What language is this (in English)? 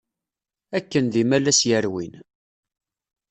Kabyle